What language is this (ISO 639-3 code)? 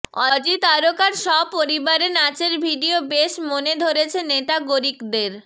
ben